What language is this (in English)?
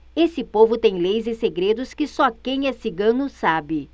Portuguese